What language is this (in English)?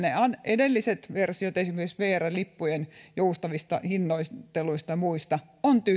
Finnish